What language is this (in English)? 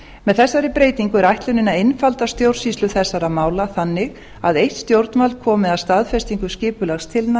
Icelandic